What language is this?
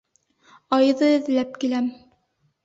Bashkir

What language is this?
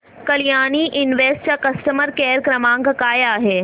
Marathi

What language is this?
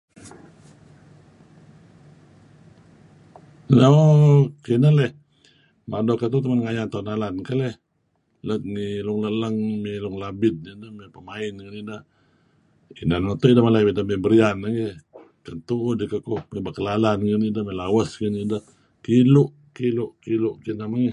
Kelabit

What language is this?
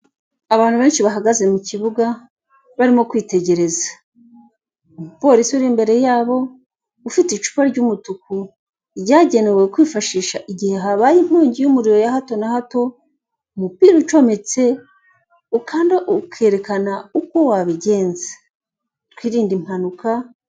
Kinyarwanda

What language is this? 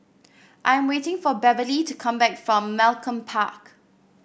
English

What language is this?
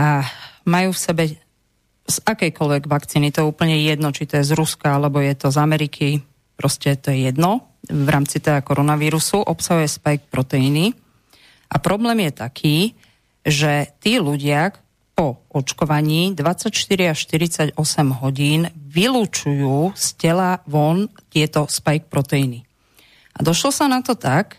Slovak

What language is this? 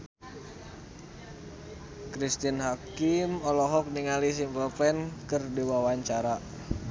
Sundanese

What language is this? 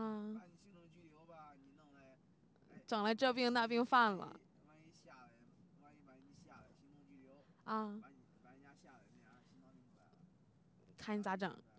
Chinese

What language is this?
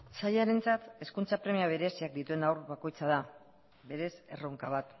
Basque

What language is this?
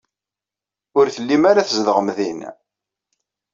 Kabyle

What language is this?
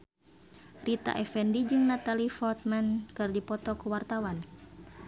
Sundanese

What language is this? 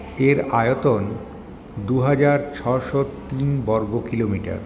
Bangla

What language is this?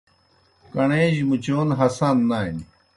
Kohistani Shina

